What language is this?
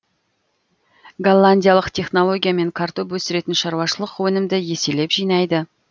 Kazakh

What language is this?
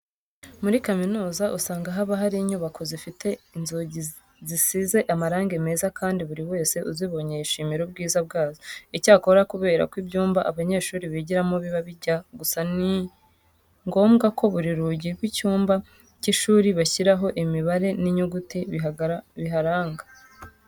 Kinyarwanda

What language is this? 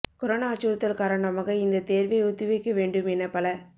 Tamil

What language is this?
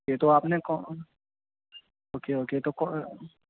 Urdu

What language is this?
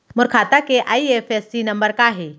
Chhattisgarhi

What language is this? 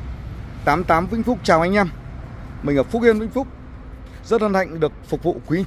Vietnamese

